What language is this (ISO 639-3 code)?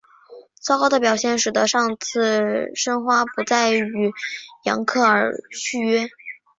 zho